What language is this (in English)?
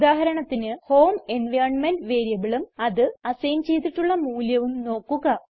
Malayalam